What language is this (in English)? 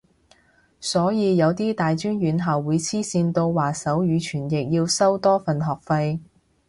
Cantonese